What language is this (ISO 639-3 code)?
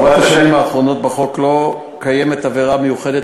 heb